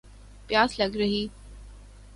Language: Urdu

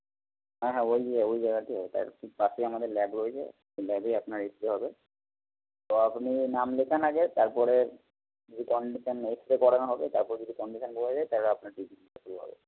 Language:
Bangla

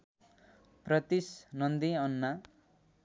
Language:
Nepali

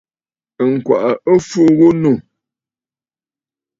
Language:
Bafut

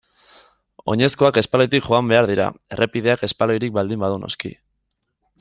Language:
Basque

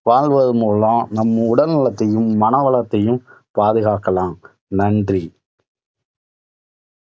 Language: Tamil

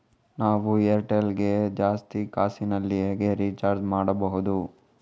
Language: Kannada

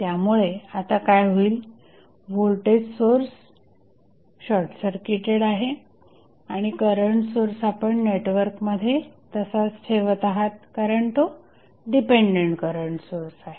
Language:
Marathi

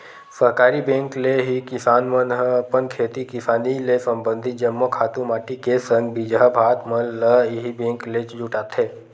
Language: Chhattisgarhi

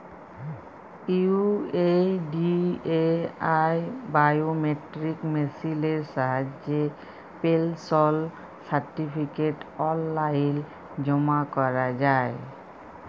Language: Bangla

